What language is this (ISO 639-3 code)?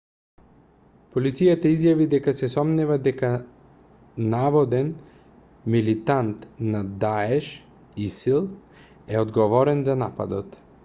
mkd